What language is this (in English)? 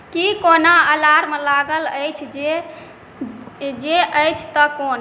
Maithili